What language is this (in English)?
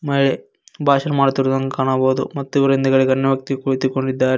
Kannada